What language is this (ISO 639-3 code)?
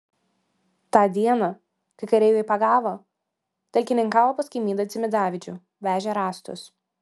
lit